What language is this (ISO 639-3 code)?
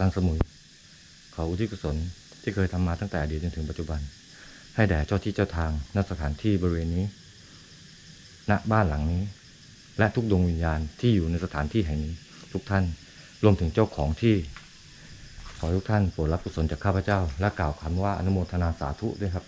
tha